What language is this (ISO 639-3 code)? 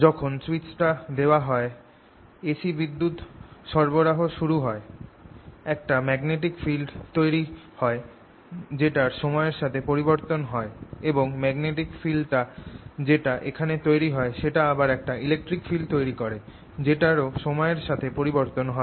ben